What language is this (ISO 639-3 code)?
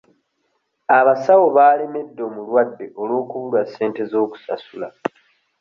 lug